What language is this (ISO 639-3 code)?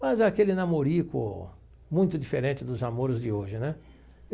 por